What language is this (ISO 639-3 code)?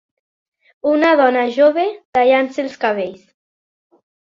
cat